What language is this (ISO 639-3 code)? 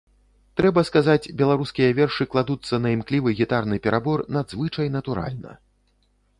bel